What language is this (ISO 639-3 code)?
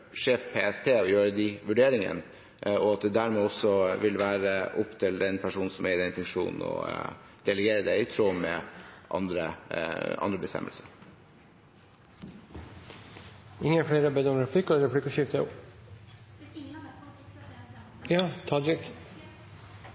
nor